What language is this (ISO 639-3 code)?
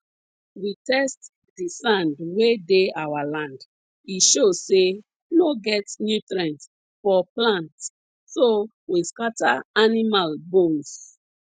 pcm